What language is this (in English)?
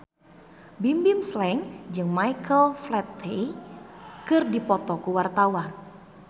Sundanese